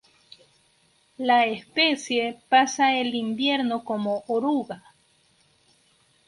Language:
Spanish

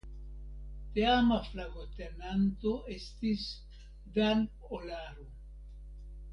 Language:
Esperanto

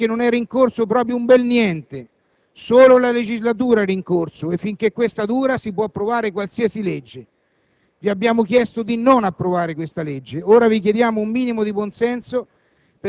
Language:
Italian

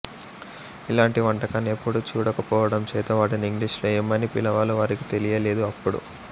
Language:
Telugu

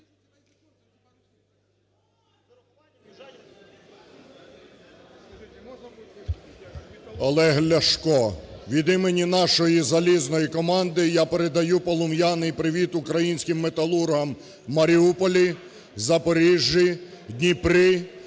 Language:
Ukrainian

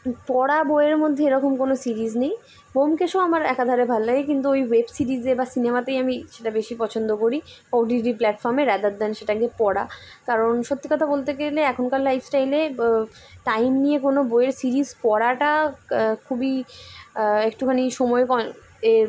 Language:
Bangla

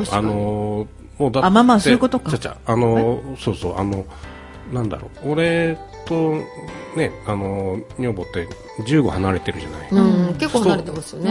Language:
Japanese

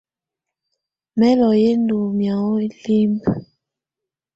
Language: Tunen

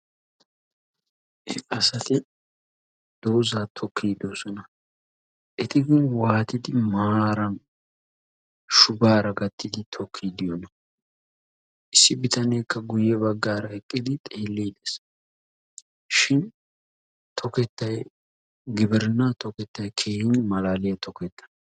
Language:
Wolaytta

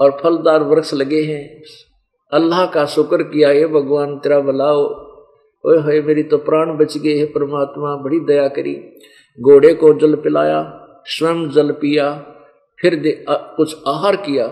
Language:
Hindi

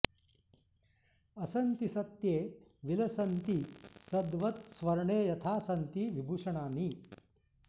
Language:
Sanskrit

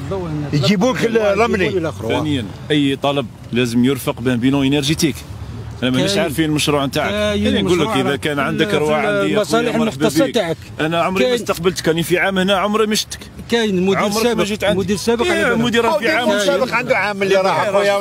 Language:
Arabic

